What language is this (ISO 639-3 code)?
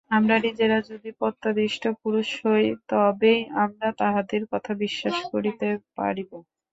ben